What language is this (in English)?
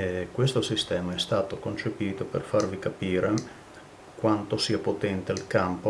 Italian